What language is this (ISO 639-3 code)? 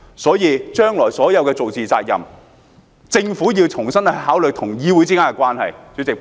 yue